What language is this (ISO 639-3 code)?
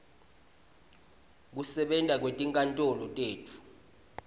ssw